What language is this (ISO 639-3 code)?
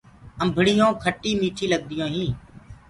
ggg